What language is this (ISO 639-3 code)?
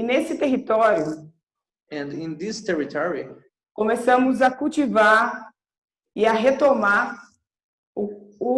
por